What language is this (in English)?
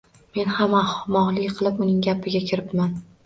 Uzbek